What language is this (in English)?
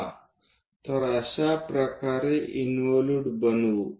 Marathi